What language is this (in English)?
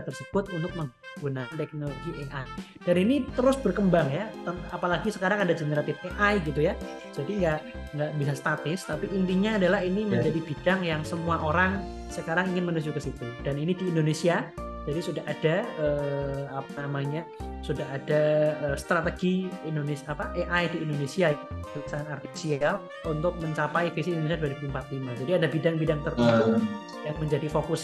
Indonesian